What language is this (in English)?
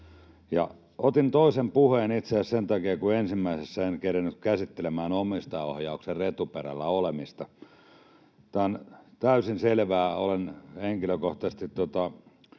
Finnish